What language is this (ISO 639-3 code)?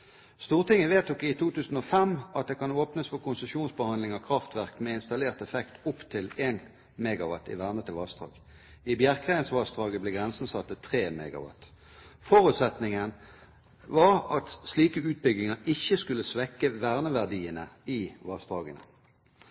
nob